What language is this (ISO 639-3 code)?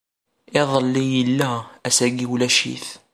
kab